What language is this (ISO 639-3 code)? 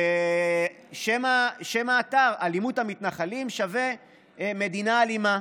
heb